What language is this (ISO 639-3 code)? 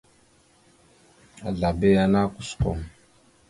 mxu